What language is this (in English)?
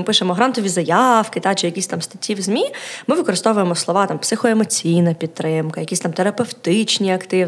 Ukrainian